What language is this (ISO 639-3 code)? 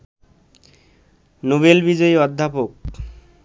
ben